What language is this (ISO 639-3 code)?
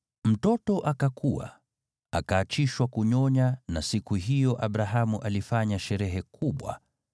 swa